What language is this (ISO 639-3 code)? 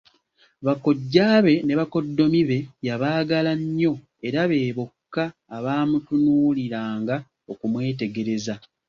lug